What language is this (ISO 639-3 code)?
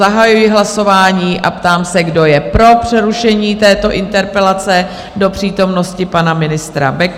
ces